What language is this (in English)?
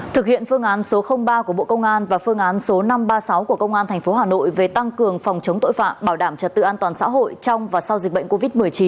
Vietnamese